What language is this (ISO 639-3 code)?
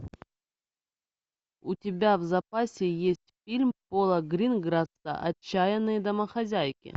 rus